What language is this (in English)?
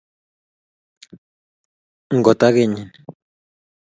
Kalenjin